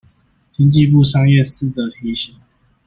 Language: Chinese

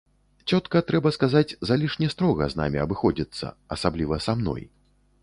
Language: Belarusian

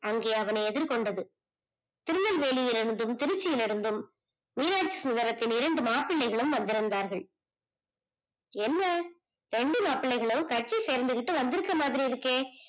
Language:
Tamil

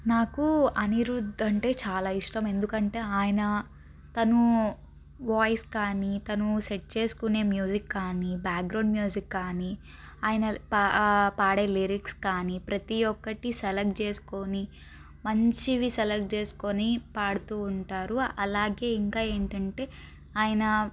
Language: Telugu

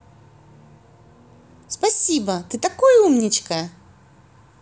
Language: Russian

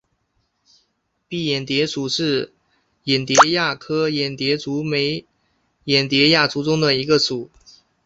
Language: Chinese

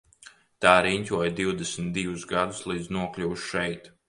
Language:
Latvian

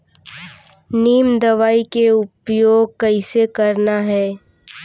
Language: Chhattisgarhi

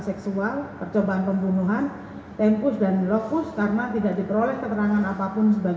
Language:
Indonesian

